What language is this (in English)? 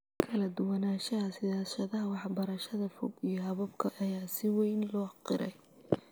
Somali